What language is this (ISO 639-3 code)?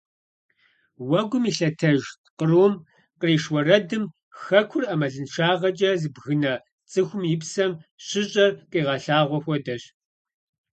kbd